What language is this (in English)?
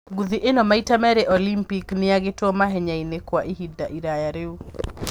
Kikuyu